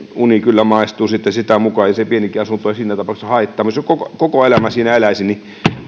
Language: Finnish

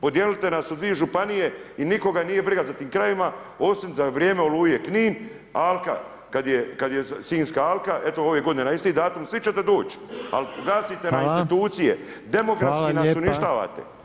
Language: Croatian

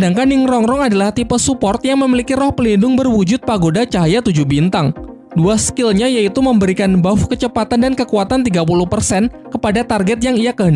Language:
Indonesian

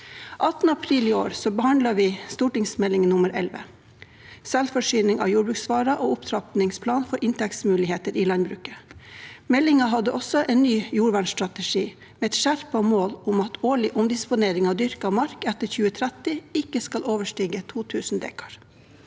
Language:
Norwegian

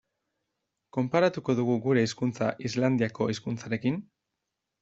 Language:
Basque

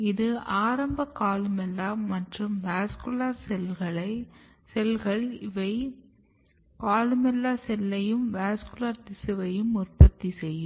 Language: Tamil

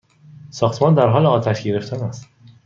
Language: Persian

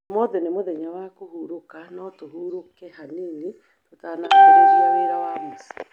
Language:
Kikuyu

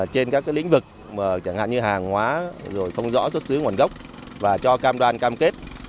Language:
Vietnamese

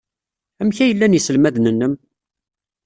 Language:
Kabyle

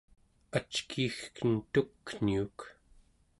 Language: Central Yupik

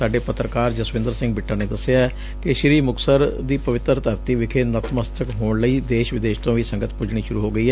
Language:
Punjabi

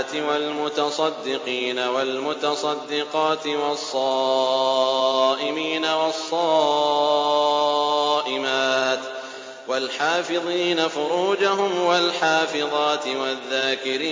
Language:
Arabic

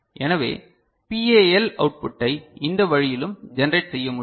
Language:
Tamil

